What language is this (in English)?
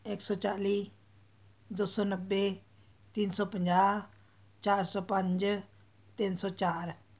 Punjabi